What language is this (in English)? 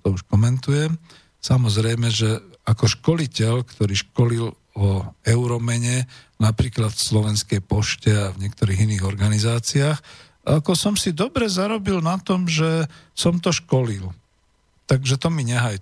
Slovak